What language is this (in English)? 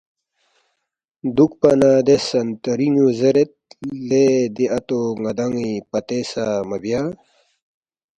Balti